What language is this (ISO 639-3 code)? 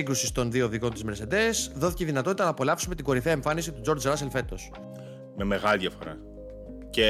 ell